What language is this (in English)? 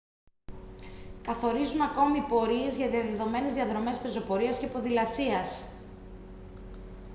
Greek